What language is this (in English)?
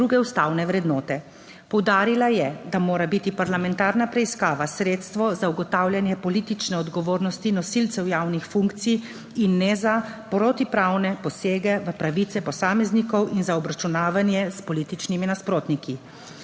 Slovenian